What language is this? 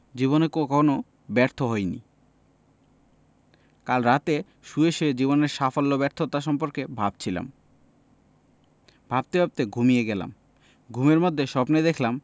Bangla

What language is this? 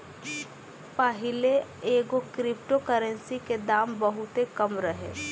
Bhojpuri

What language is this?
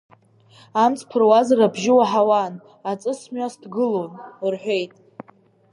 Abkhazian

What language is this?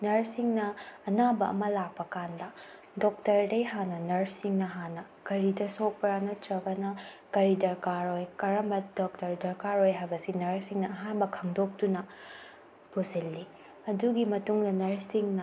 Manipuri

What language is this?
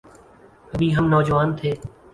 Urdu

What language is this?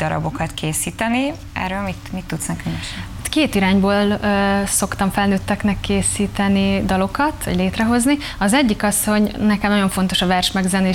Hungarian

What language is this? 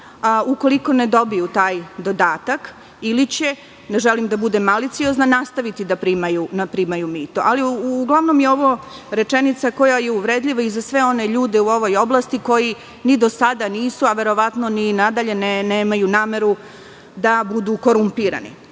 Serbian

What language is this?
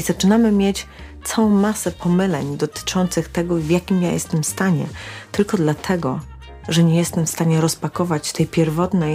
Polish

